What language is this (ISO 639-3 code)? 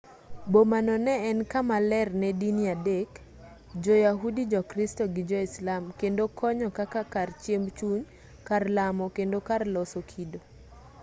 luo